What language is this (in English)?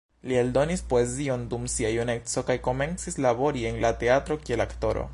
Esperanto